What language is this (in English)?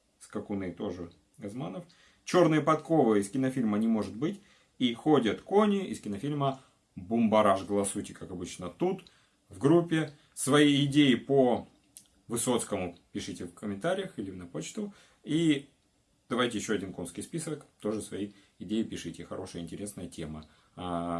Russian